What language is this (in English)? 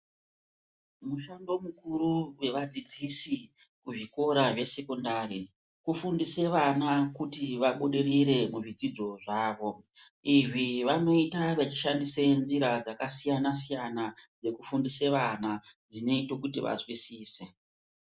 Ndau